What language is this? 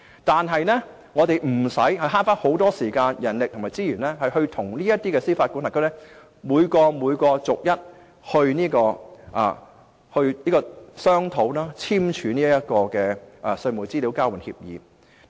Cantonese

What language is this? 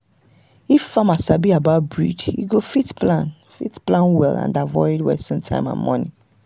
Nigerian Pidgin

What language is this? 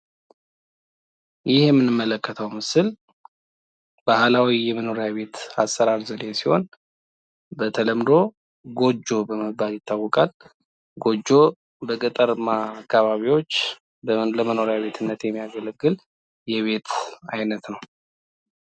Amharic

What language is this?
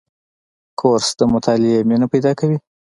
Pashto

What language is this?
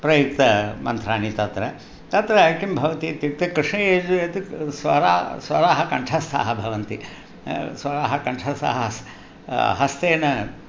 Sanskrit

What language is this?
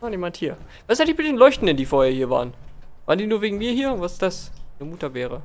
German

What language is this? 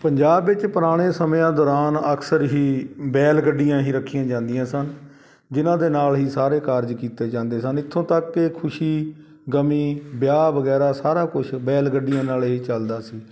Punjabi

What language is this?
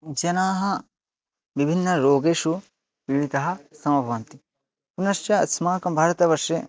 Sanskrit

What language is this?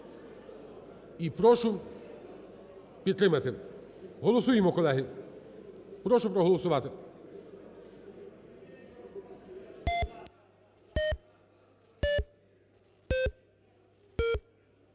Ukrainian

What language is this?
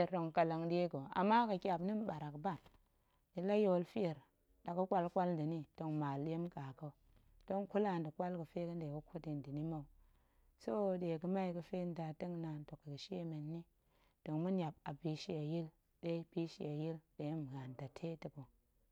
Goemai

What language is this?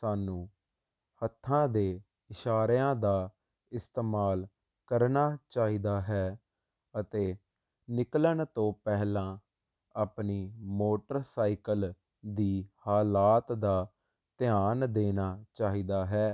Punjabi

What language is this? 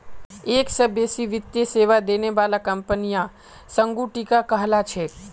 Magahi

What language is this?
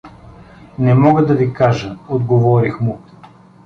Bulgarian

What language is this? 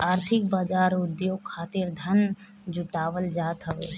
Bhojpuri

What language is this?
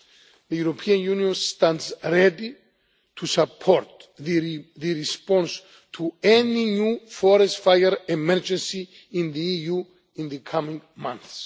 English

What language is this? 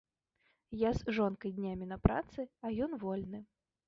Belarusian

